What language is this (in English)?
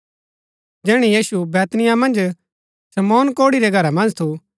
Gaddi